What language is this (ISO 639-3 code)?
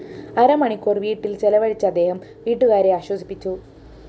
mal